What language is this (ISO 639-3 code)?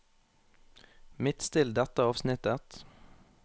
nor